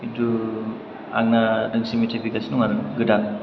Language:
Bodo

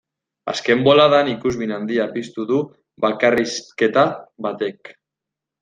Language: Basque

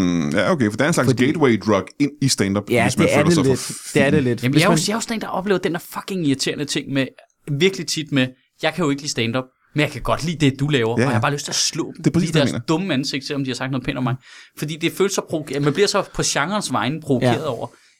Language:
Danish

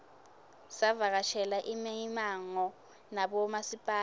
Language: Swati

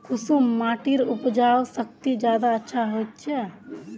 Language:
Magahi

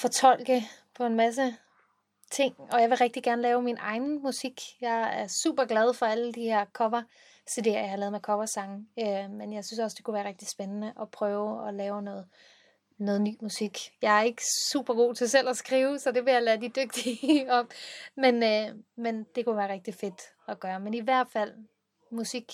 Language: Danish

